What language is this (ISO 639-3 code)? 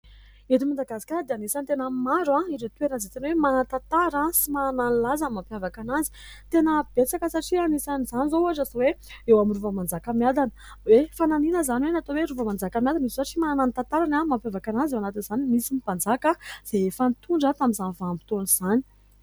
mlg